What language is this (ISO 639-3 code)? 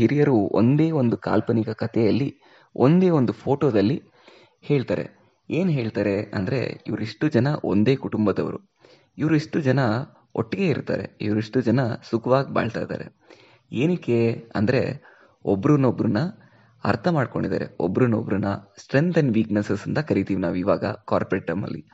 kan